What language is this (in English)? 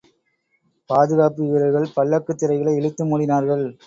Tamil